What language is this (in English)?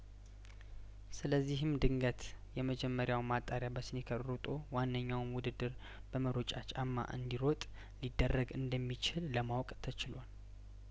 Amharic